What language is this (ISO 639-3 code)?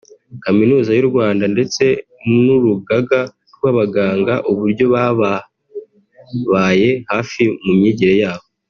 kin